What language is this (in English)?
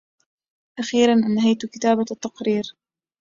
Arabic